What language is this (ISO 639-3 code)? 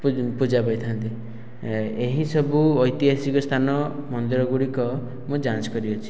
ori